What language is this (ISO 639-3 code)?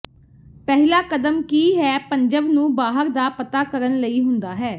pan